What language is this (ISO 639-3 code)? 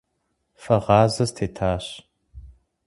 kbd